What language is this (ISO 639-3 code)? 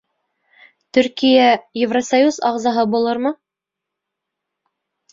bak